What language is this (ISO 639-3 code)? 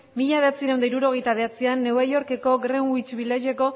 eus